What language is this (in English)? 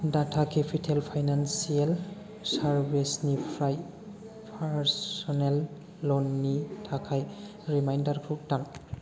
Bodo